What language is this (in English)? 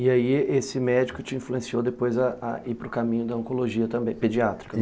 Portuguese